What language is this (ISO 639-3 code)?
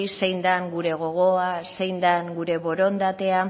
eus